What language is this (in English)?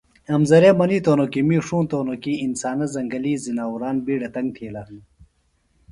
Phalura